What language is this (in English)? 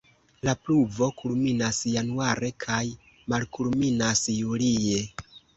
Esperanto